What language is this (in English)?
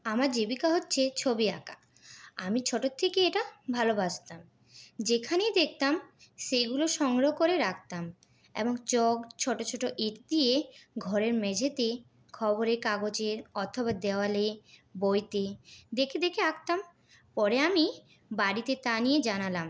Bangla